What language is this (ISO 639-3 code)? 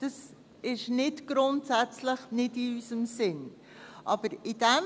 gsw